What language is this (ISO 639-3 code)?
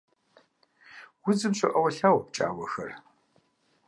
kbd